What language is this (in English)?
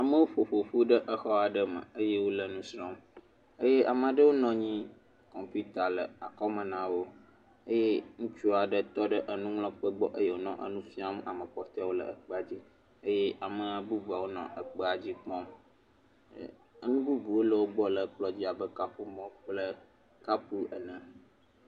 Ewe